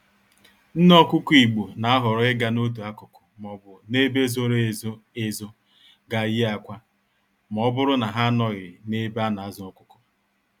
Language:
Igbo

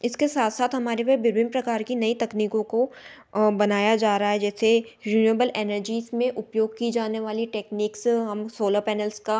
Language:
Hindi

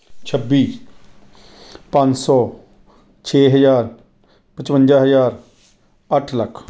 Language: Punjabi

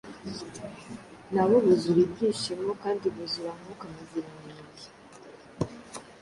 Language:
Kinyarwanda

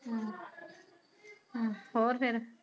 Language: Punjabi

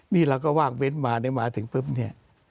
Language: Thai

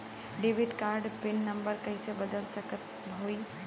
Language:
Bhojpuri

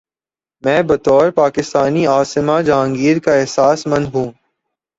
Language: Urdu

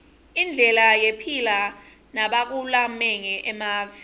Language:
Swati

